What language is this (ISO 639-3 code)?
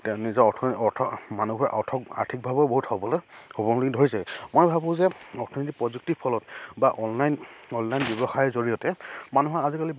asm